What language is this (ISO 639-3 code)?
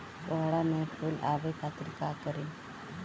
bho